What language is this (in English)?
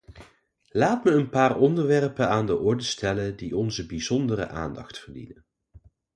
Dutch